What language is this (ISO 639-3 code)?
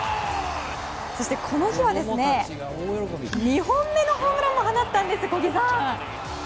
jpn